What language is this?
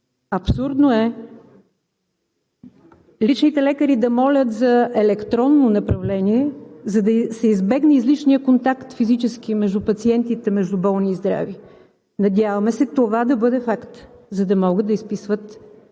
Bulgarian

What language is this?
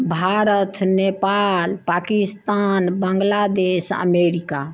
Maithili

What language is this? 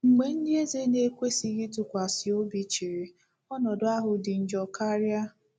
Igbo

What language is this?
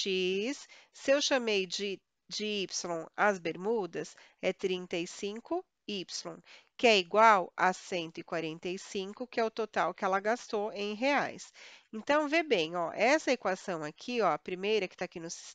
Portuguese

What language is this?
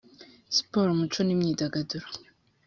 Kinyarwanda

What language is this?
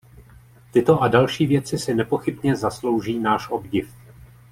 Czech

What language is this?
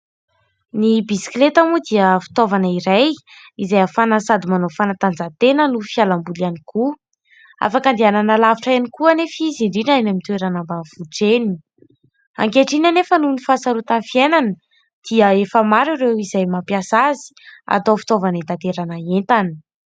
Malagasy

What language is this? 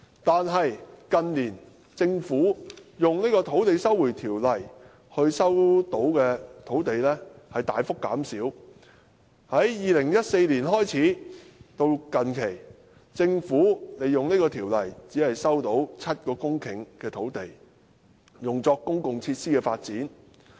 Cantonese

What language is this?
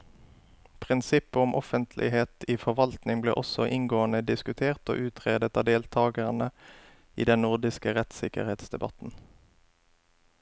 Norwegian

